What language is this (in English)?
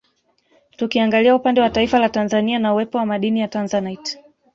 Swahili